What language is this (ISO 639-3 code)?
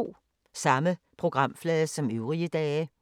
dan